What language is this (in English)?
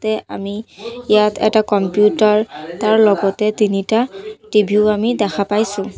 Assamese